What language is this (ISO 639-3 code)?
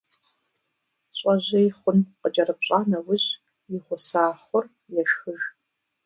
kbd